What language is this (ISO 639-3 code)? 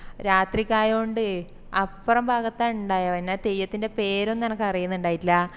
mal